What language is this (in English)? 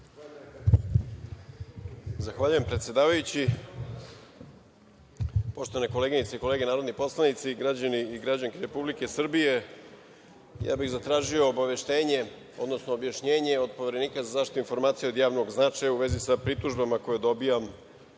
Serbian